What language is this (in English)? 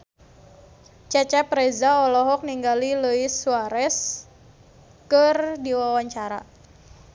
Sundanese